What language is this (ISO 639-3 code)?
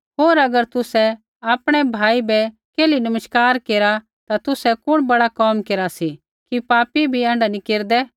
kfx